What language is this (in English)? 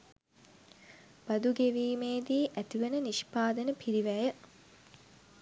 Sinhala